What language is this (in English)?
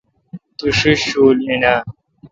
Kalkoti